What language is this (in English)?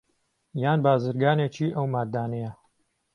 Central Kurdish